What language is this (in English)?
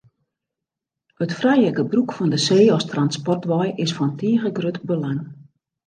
Western Frisian